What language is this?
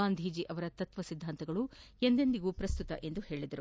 Kannada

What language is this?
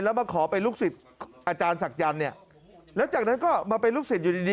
Thai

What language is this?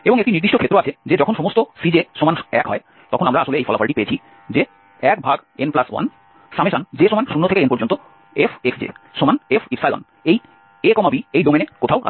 Bangla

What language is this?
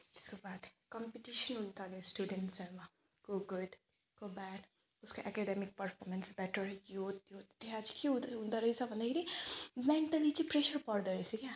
Nepali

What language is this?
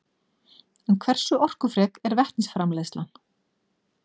Icelandic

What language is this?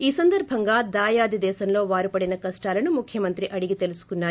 Telugu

